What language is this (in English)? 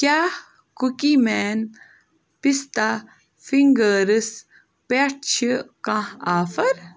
Kashmiri